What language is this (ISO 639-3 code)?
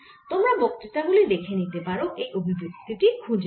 ben